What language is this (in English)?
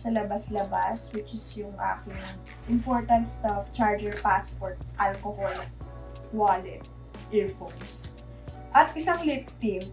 Filipino